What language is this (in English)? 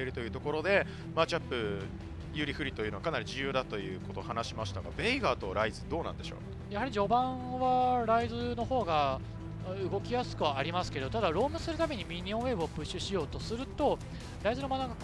Japanese